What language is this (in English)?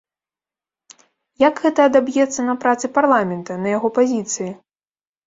Belarusian